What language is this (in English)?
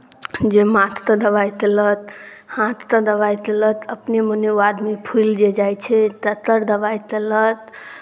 Maithili